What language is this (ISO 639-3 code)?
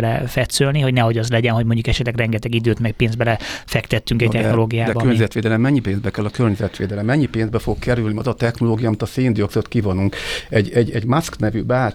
hun